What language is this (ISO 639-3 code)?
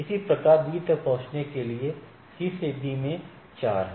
hin